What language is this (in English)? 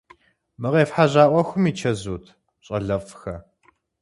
Kabardian